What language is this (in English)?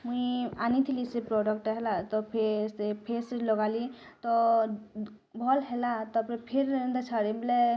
Odia